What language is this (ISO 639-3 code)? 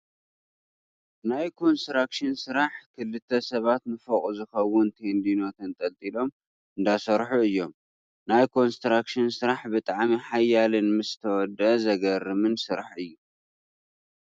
tir